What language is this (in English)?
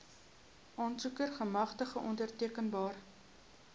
Afrikaans